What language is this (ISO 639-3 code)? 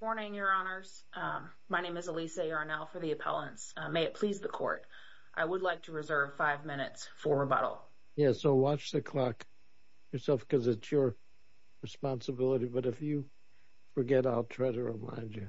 eng